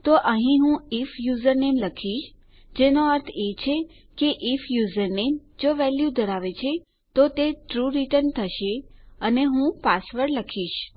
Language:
Gujarati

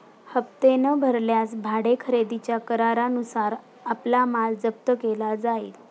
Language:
Marathi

